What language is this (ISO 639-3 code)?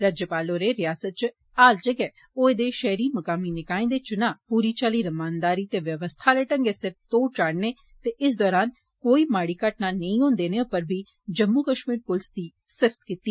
doi